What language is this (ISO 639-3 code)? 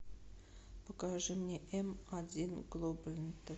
rus